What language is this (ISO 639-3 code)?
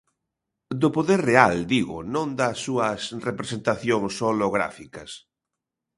glg